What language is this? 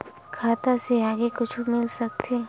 Chhattisgarhi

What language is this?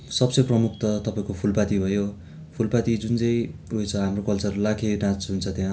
Nepali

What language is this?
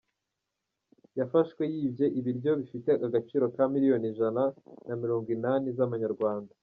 Kinyarwanda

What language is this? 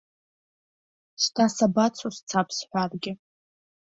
Abkhazian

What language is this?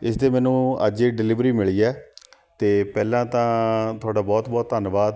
Punjabi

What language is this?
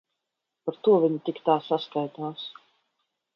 Latvian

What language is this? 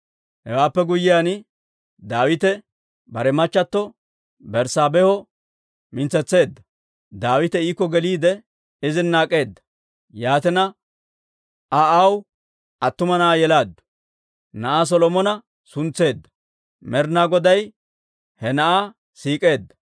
Dawro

